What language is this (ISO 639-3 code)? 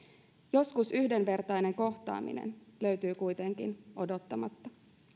fin